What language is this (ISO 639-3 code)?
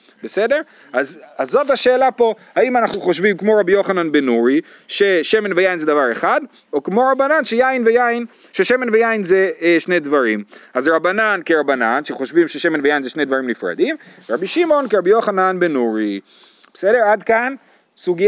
heb